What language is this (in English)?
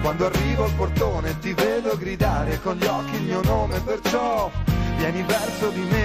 Persian